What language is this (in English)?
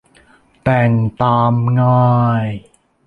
Thai